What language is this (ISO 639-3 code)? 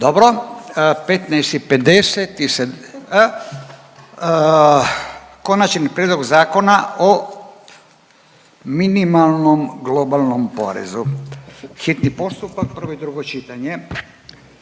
hrv